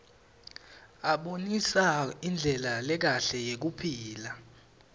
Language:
Swati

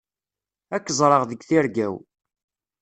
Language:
Kabyle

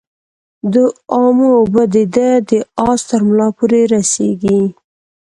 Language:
Pashto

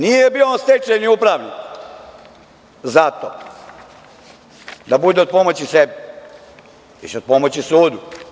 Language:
Serbian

